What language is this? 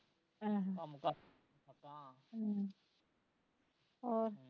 Punjabi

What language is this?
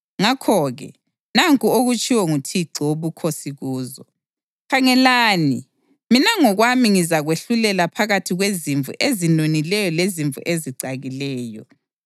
North Ndebele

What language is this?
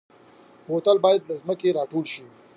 Pashto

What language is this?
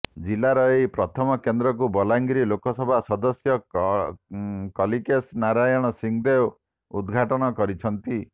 Odia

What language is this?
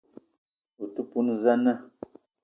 Eton (Cameroon)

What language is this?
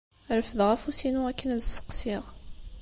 Kabyle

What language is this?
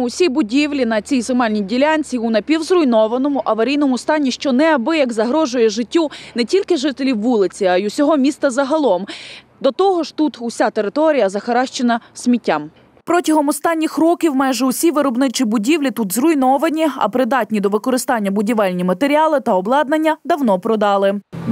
Ukrainian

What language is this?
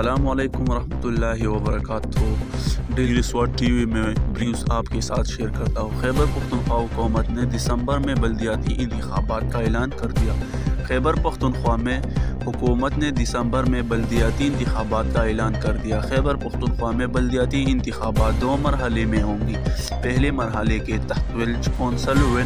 French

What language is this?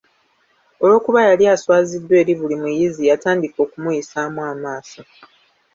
Ganda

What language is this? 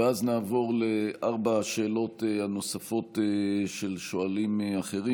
Hebrew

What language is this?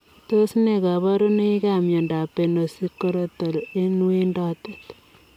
Kalenjin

